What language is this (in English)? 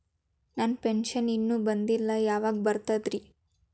Kannada